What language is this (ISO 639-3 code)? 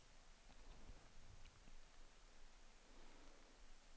nor